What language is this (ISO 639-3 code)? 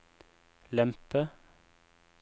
nor